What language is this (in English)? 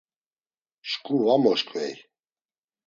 Laz